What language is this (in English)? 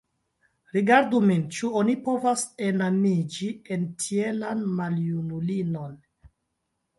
Esperanto